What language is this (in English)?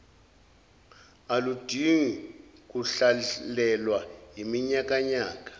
Zulu